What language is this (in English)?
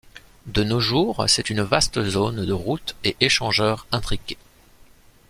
French